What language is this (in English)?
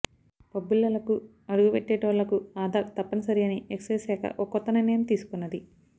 Telugu